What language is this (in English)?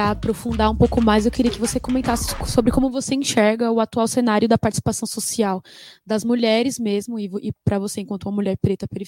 Portuguese